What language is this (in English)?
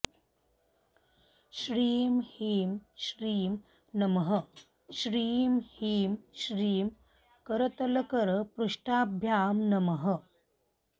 Sanskrit